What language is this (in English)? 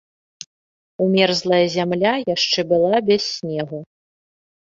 Belarusian